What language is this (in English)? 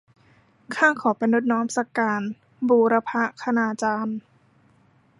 Thai